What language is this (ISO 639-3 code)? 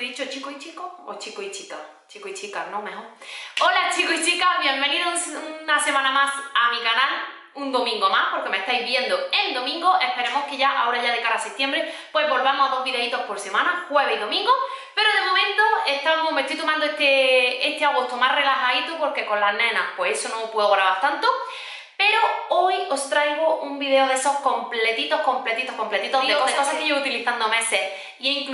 spa